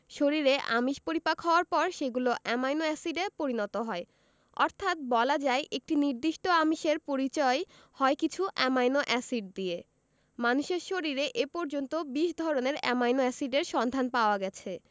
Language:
Bangla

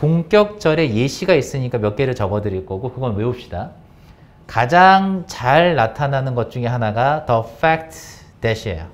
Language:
Korean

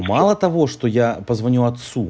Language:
Russian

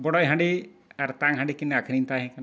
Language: Santali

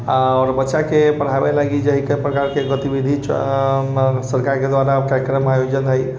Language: Maithili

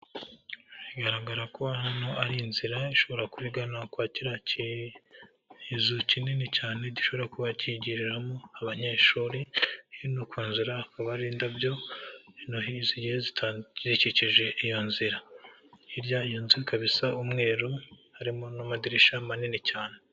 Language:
Kinyarwanda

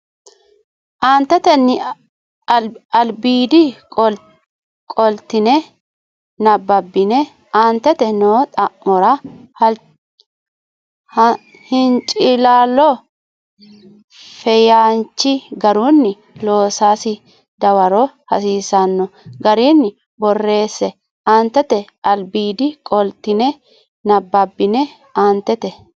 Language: Sidamo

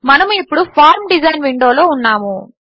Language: Telugu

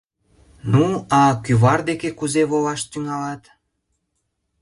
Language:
Mari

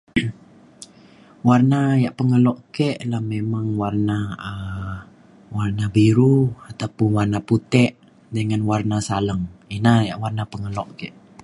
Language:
Mainstream Kenyah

